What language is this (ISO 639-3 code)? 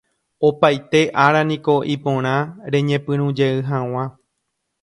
grn